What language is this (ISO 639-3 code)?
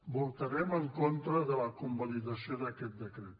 cat